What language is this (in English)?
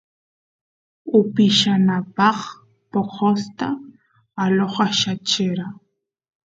Santiago del Estero Quichua